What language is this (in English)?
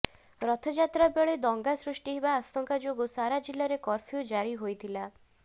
Odia